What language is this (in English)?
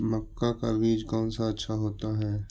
Magahi